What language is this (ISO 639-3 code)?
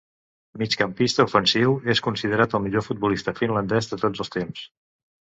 cat